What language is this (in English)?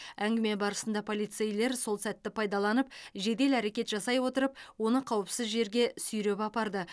Kazakh